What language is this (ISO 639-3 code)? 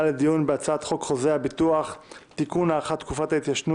heb